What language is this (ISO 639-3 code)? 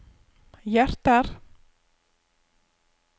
nor